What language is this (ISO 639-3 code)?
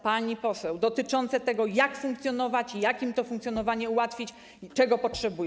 pol